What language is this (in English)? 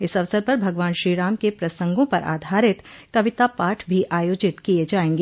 Hindi